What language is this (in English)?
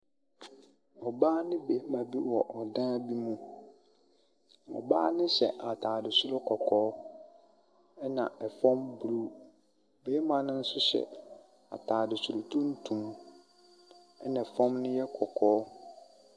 Akan